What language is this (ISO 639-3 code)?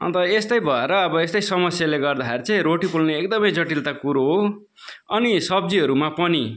nep